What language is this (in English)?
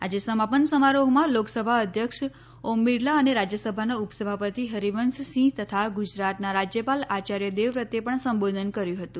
Gujarati